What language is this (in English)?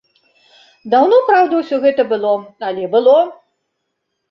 Belarusian